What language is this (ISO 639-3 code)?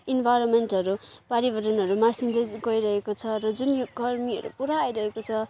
nep